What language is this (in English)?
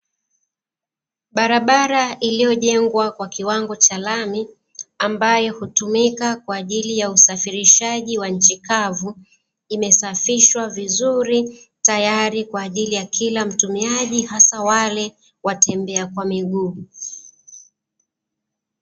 Swahili